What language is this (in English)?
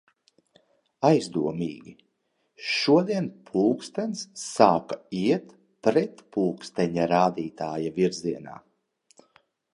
Latvian